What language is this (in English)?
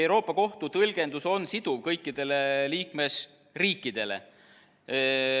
Estonian